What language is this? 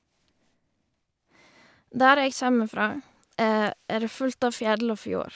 Norwegian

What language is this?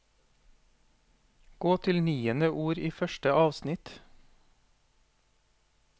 Norwegian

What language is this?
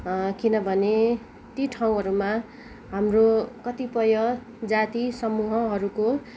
Nepali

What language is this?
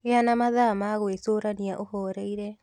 Kikuyu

